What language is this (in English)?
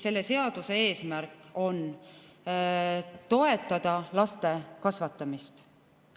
Estonian